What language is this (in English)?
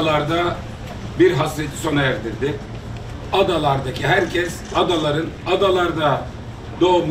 Turkish